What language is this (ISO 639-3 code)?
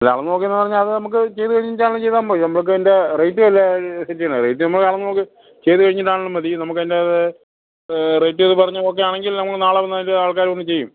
mal